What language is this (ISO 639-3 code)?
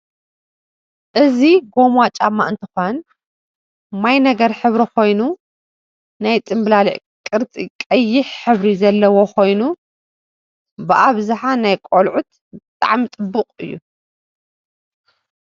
tir